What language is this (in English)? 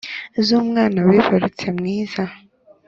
Kinyarwanda